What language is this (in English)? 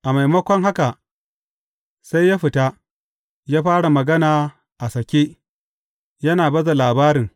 Hausa